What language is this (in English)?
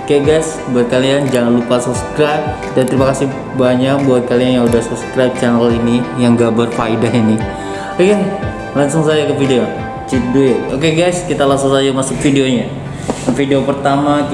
Indonesian